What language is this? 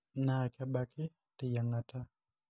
Masai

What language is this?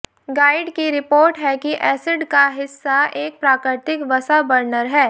Hindi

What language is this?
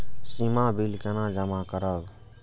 Maithili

